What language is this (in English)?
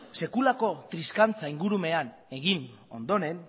Basque